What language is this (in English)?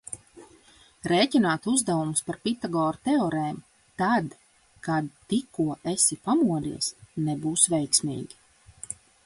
Latvian